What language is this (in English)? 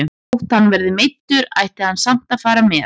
Icelandic